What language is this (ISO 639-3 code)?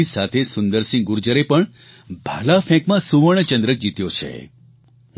guj